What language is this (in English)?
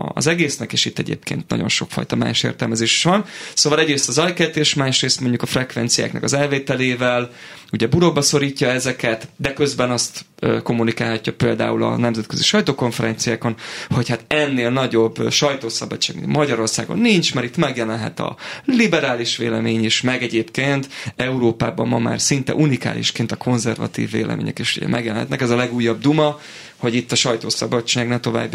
Hungarian